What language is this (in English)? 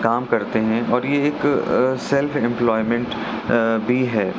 Urdu